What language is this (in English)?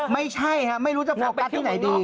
Thai